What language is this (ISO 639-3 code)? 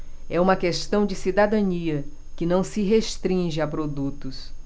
por